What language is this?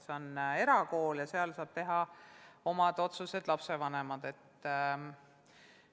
Estonian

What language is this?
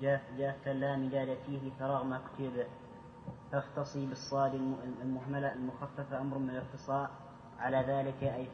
Arabic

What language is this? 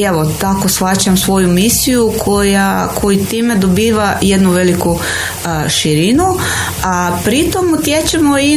Croatian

